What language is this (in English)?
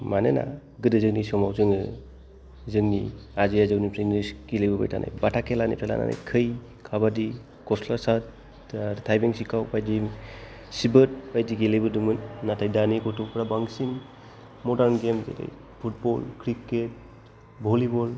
Bodo